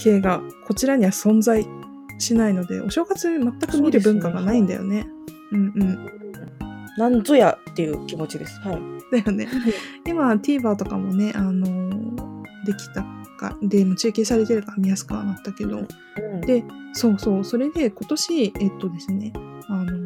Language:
Japanese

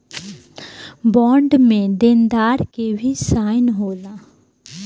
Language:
Bhojpuri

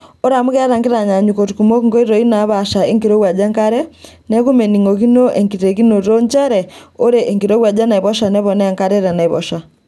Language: Masai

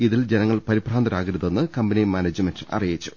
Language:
Malayalam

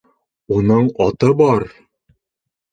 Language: Bashkir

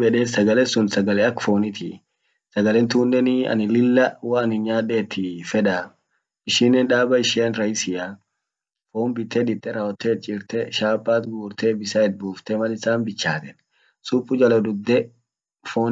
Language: Orma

